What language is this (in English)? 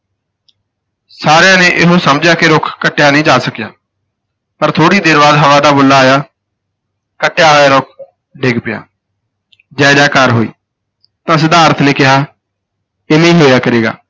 Punjabi